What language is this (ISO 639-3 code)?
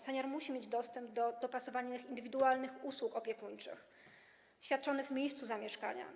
pol